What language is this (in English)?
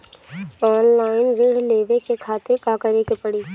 Bhojpuri